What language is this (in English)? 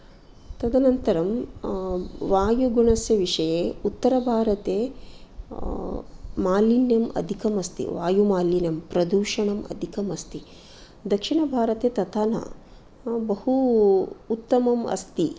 Sanskrit